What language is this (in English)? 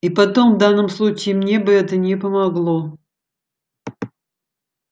Russian